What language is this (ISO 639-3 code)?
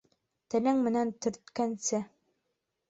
bak